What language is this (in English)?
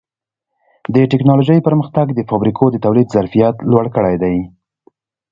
Pashto